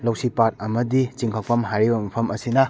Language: Manipuri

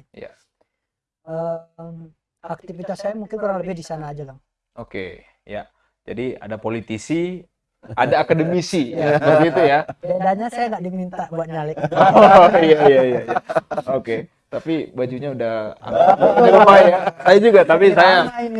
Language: Indonesian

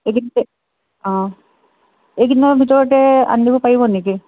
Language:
Assamese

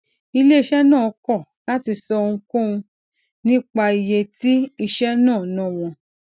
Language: Yoruba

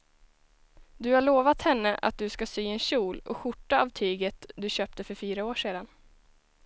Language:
Swedish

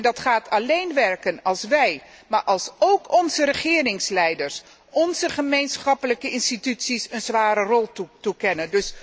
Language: Dutch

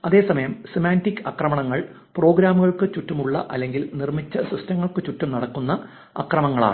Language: Malayalam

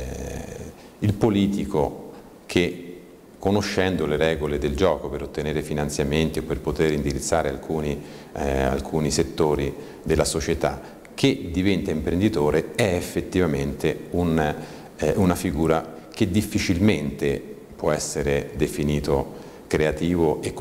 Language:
Italian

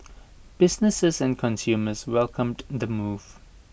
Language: English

